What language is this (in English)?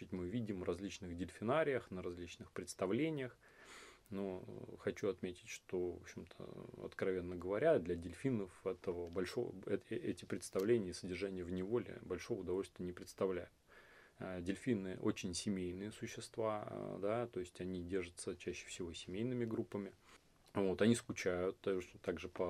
Russian